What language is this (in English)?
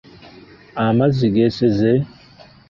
Ganda